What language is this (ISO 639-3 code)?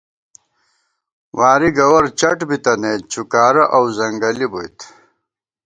gwt